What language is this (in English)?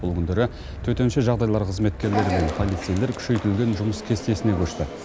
Kazakh